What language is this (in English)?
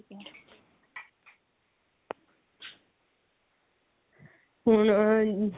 Punjabi